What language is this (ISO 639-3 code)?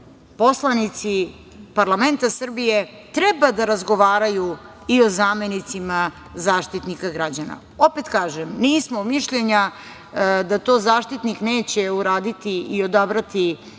srp